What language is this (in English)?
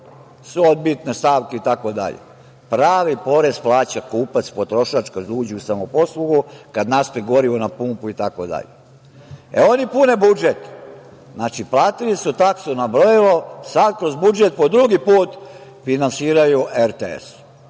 Serbian